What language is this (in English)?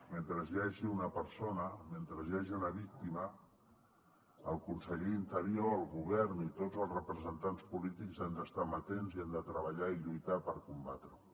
Catalan